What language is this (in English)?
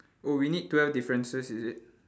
English